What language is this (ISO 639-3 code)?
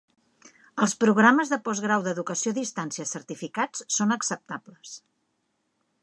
cat